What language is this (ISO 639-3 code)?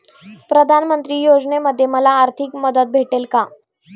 mar